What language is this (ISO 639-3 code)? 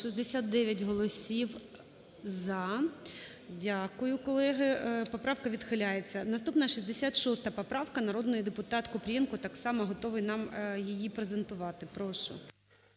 ukr